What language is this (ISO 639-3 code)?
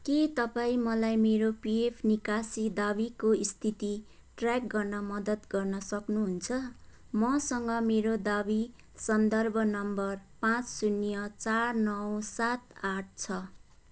nep